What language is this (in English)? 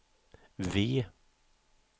Swedish